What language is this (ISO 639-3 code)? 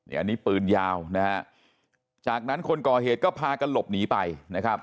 tha